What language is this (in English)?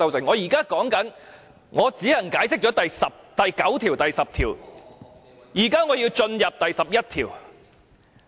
Cantonese